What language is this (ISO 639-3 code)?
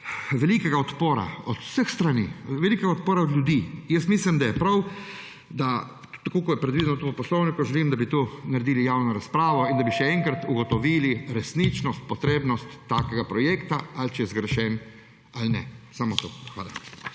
slv